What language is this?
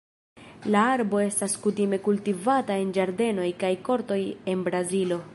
Esperanto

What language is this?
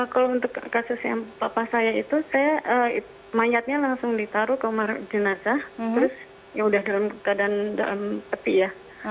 Indonesian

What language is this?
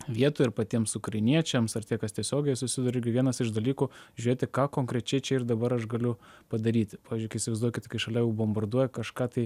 Lithuanian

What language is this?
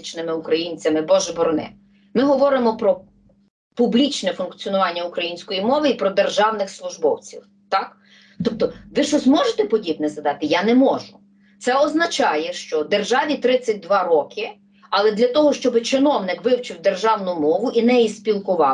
Ukrainian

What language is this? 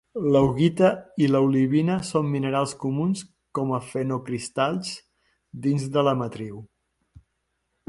Catalan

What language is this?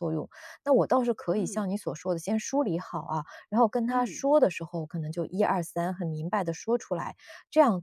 Chinese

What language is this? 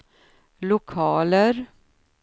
Swedish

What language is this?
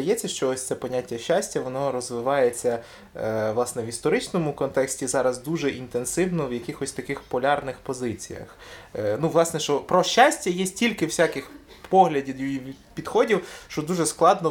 Ukrainian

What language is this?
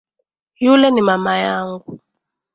Swahili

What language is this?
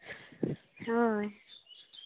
Santali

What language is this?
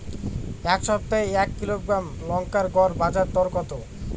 Bangla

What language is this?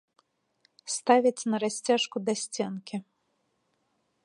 Belarusian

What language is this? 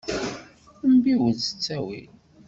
Kabyle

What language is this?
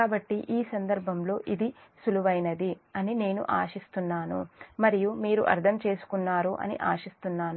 Telugu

